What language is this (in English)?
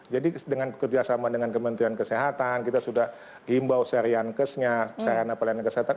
Indonesian